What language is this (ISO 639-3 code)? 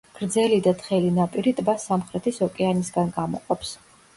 kat